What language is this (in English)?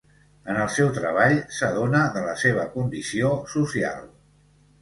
Catalan